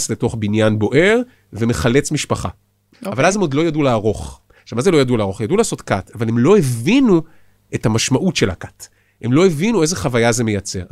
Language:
Hebrew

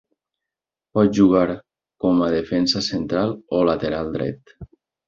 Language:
Catalan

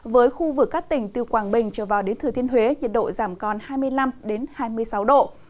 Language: Vietnamese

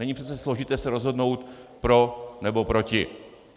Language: Czech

